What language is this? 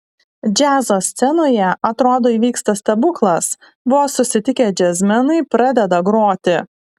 Lithuanian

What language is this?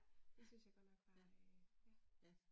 Danish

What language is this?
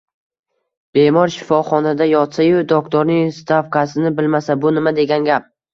Uzbek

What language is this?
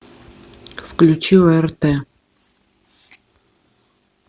Russian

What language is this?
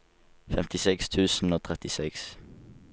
Norwegian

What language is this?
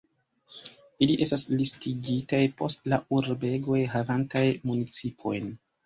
Esperanto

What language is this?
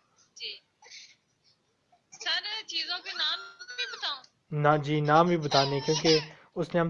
Urdu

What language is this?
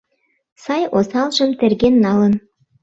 Mari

